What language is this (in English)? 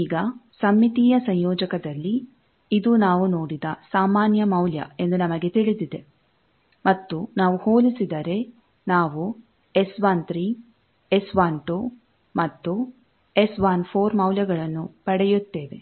Kannada